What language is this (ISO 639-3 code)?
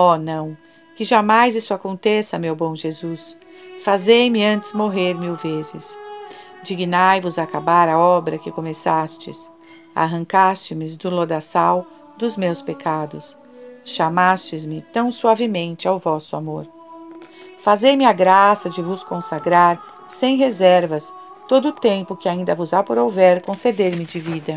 por